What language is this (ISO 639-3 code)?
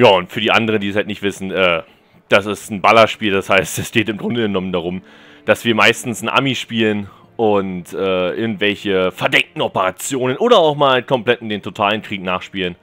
deu